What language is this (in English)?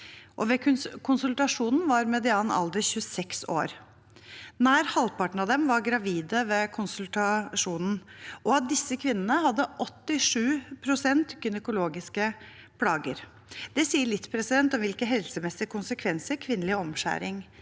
Norwegian